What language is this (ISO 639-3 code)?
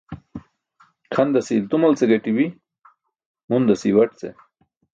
bsk